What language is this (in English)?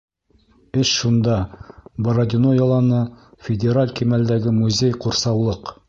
Bashkir